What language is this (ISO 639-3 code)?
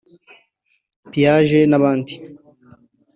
kin